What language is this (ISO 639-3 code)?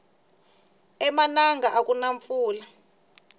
tso